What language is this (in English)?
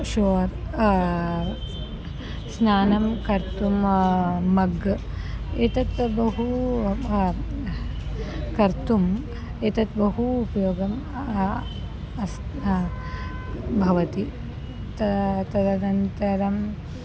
Sanskrit